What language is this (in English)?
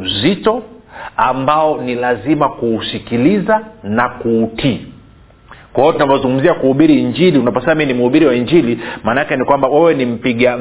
Swahili